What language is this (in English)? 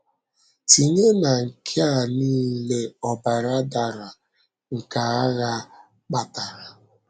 Igbo